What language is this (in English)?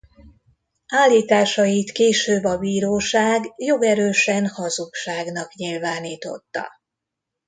Hungarian